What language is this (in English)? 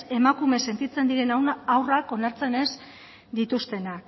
Basque